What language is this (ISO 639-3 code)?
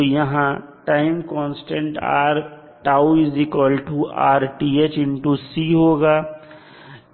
hin